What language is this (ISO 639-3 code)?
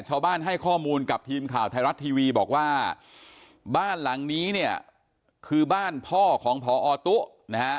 tha